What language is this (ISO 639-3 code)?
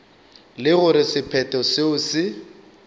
nso